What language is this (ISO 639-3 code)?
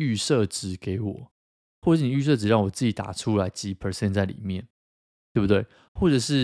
zho